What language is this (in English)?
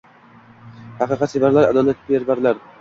Uzbek